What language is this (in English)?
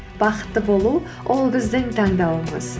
Kazakh